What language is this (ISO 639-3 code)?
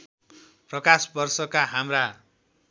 nep